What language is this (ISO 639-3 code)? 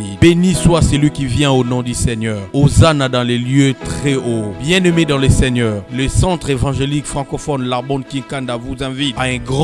fra